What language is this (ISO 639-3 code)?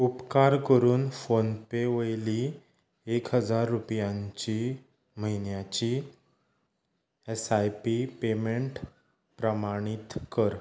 kok